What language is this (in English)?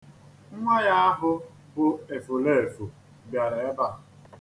Igbo